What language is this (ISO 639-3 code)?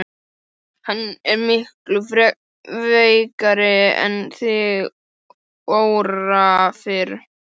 isl